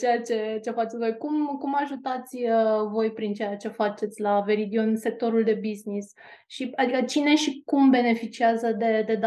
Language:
Romanian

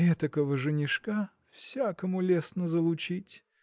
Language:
Russian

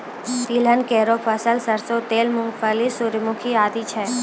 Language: Maithili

